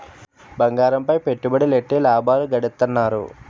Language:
Telugu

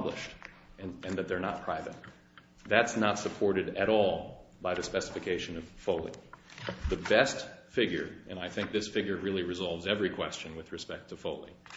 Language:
English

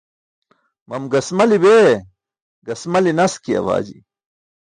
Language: Burushaski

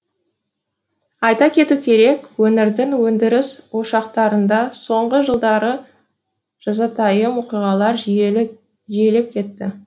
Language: Kazakh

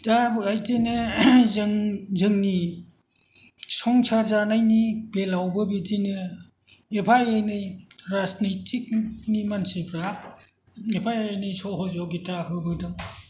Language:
Bodo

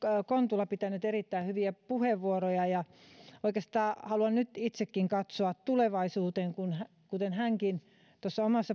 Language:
Finnish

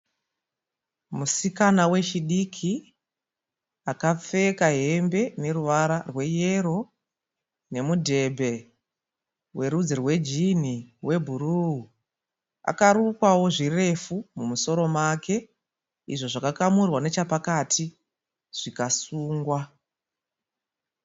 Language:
Shona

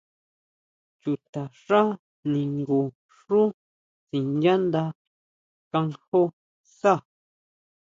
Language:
Huautla Mazatec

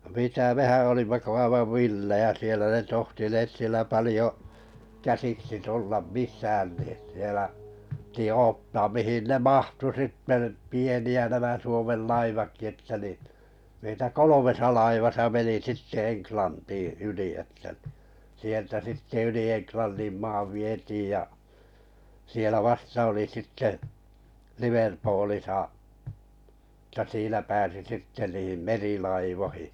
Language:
Finnish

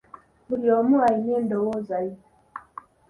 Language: Ganda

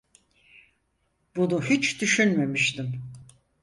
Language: Turkish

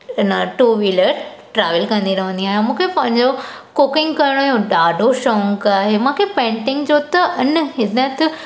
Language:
Sindhi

